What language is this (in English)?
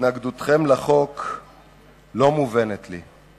Hebrew